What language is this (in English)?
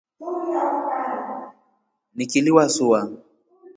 Rombo